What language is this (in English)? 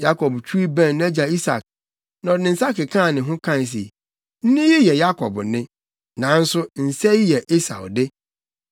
Akan